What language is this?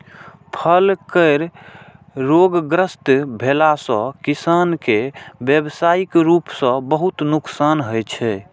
Maithili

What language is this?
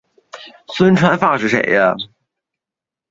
Chinese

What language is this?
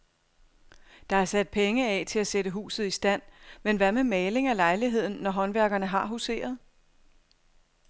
Danish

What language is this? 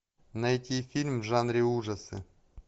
Russian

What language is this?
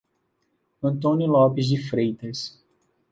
Portuguese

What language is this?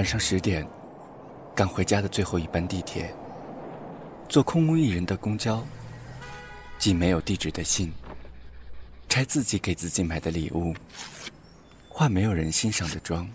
Chinese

